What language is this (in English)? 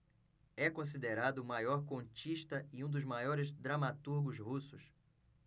Portuguese